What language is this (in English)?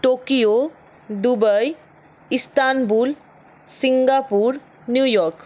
Bangla